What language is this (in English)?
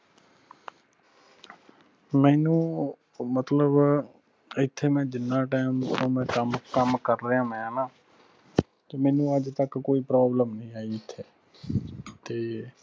Punjabi